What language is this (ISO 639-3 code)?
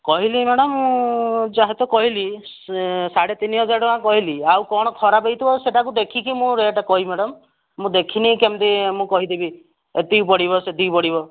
ori